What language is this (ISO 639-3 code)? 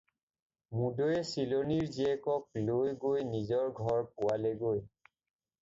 asm